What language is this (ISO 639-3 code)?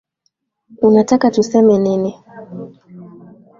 swa